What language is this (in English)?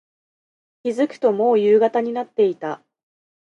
Japanese